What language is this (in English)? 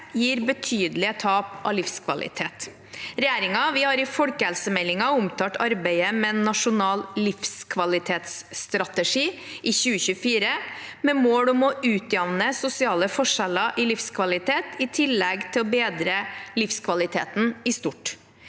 Norwegian